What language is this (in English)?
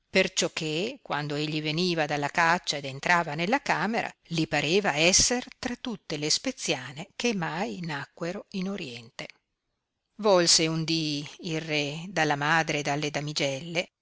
Italian